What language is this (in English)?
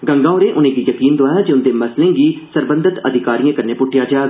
Dogri